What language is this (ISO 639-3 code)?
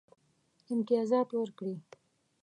pus